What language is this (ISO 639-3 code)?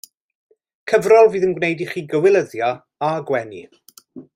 cym